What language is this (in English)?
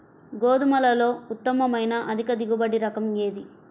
Telugu